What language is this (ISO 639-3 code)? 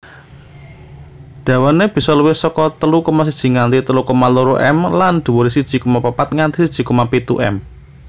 jav